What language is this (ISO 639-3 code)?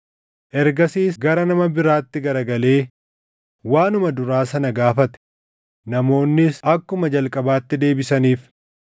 orm